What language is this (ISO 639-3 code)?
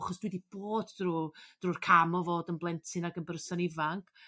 cym